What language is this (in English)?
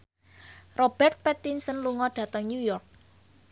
Javanese